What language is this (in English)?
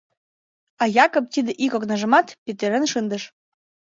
Mari